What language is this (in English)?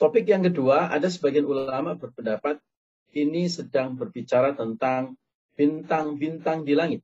Indonesian